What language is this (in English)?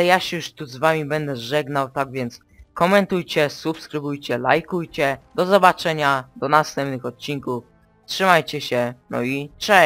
Polish